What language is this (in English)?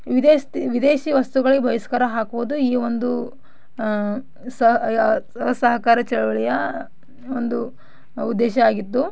Kannada